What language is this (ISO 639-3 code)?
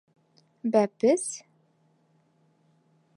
bak